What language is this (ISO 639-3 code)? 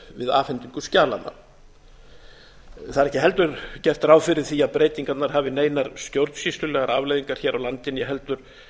isl